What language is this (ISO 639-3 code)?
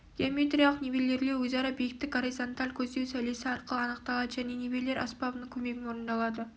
kaz